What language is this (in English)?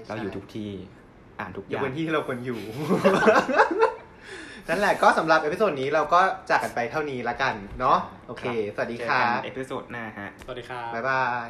Thai